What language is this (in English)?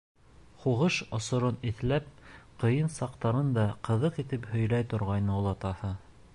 Bashkir